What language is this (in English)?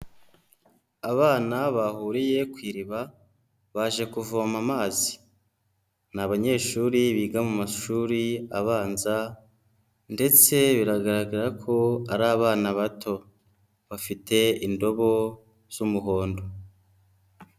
Kinyarwanda